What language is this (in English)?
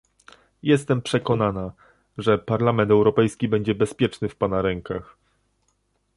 Polish